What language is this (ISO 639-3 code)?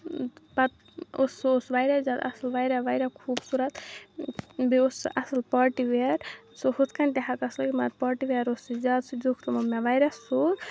kas